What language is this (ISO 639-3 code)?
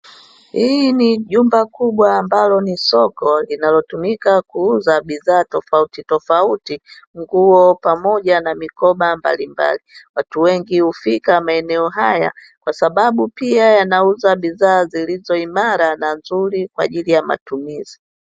swa